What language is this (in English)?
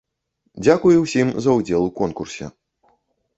Belarusian